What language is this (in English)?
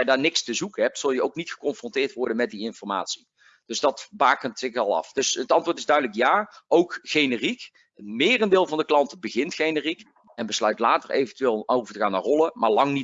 Dutch